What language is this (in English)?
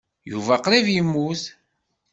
Kabyle